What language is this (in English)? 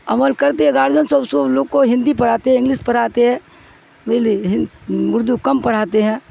Urdu